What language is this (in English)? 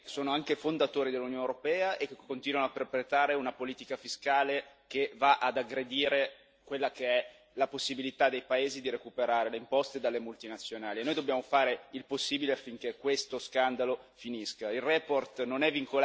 Italian